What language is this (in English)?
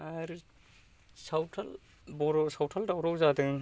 Bodo